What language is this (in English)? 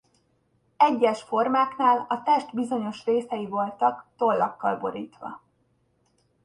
Hungarian